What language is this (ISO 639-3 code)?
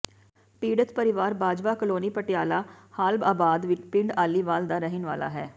pan